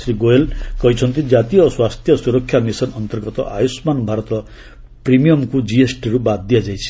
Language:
Odia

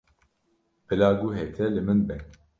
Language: Kurdish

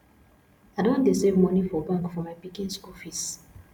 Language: Nigerian Pidgin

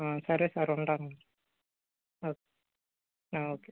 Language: Telugu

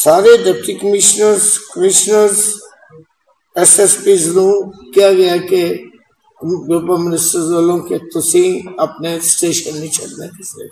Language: Turkish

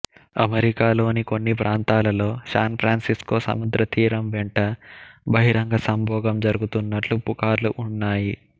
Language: Telugu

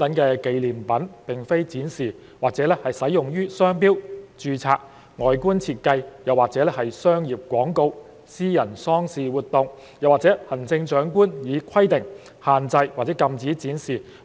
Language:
Cantonese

